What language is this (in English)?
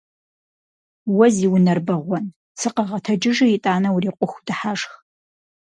Kabardian